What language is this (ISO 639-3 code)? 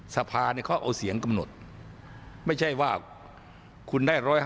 tha